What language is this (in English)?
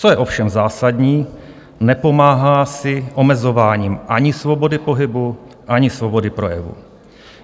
Czech